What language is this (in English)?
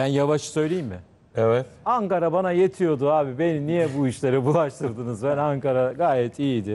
Turkish